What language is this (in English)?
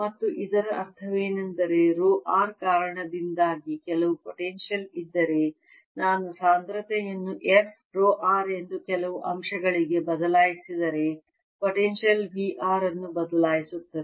Kannada